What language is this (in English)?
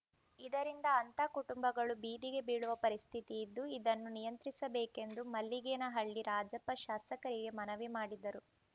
Kannada